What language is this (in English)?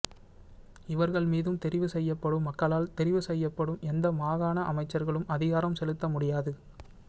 Tamil